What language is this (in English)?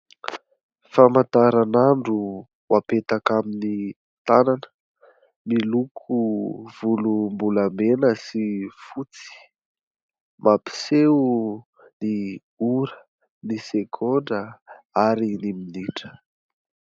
Malagasy